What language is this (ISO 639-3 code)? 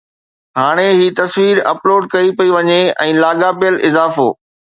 snd